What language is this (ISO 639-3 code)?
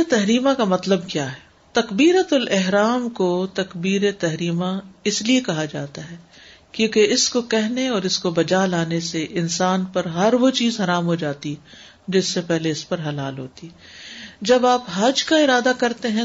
urd